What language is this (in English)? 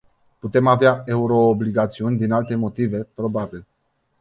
Romanian